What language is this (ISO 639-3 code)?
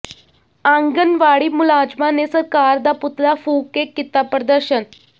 pan